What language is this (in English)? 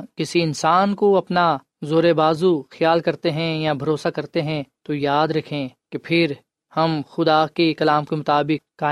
Urdu